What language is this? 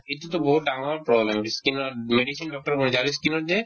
Assamese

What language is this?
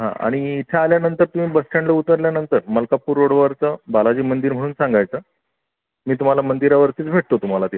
Marathi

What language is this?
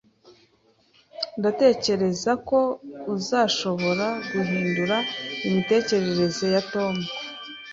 Kinyarwanda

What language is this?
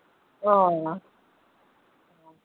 Dogri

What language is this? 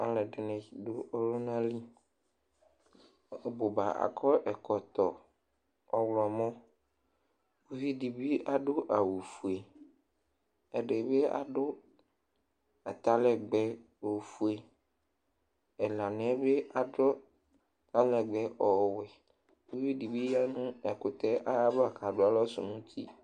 Ikposo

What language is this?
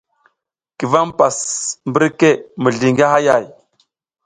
South Giziga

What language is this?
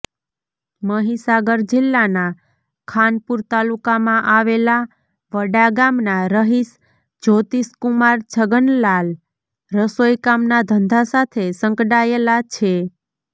Gujarati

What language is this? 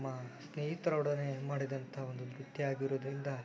Kannada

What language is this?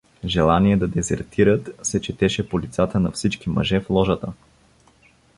Bulgarian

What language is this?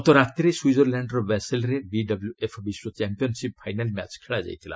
Odia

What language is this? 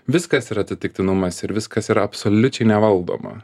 Lithuanian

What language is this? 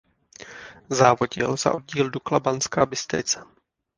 Czech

